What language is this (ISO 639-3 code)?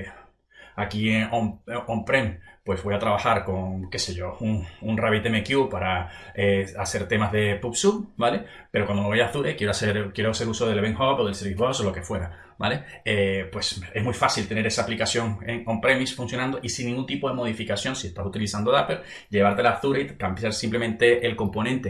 spa